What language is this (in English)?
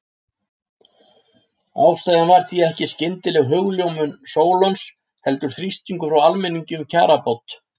Icelandic